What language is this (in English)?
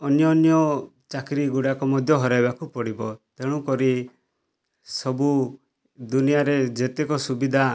Odia